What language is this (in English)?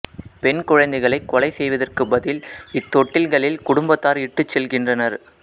Tamil